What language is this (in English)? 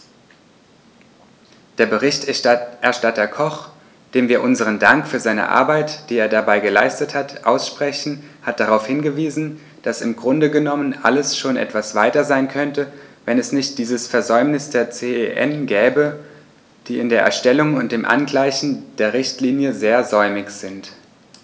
German